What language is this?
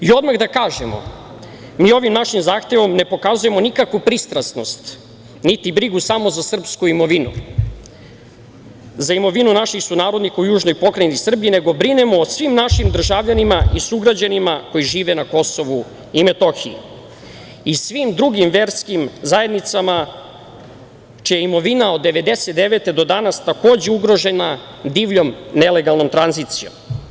Serbian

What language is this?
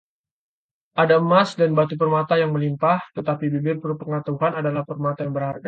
Indonesian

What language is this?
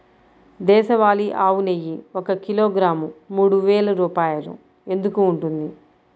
Telugu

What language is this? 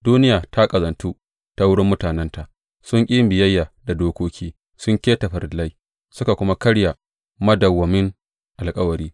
Hausa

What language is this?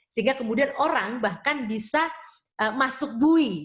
Indonesian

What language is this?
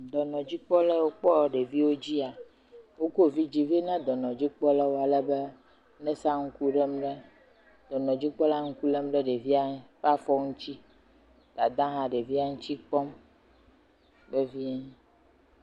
Ewe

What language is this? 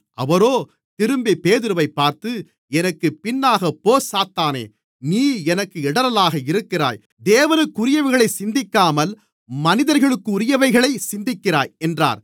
Tamil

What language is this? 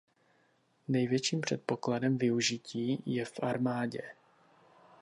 Czech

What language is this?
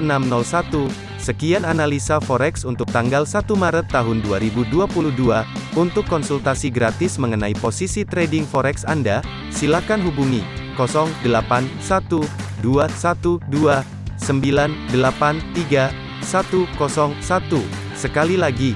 Indonesian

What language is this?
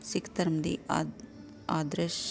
Punjabi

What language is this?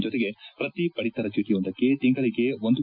Kannada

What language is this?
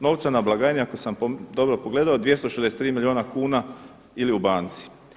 Croatian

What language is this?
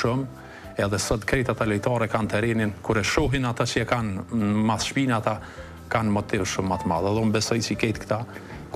Romanian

